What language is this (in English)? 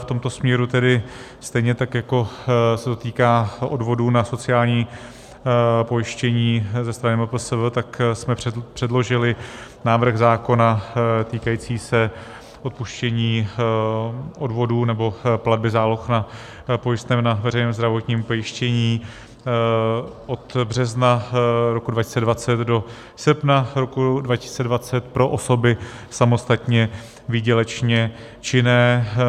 Czech